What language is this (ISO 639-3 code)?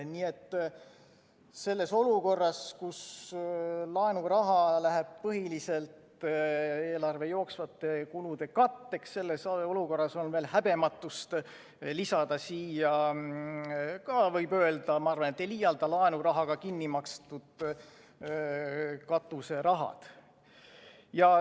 est